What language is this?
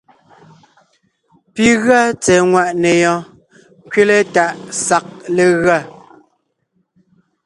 Ngiemboon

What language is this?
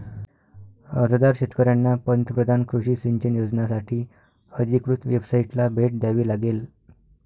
Marathi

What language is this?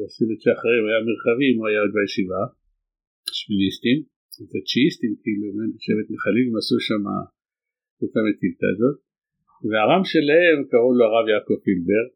Hebrew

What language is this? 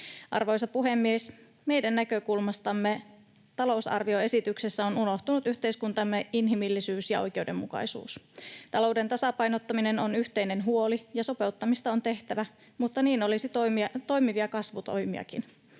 Finnish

